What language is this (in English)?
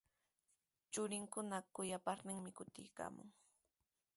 Sihuas Ancash Quechua